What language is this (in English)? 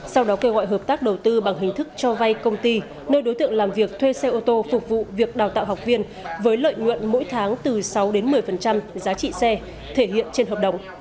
Vietnamese